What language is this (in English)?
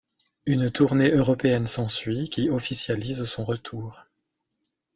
French